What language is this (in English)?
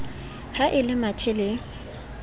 Southern Sotho